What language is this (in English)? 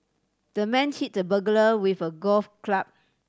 English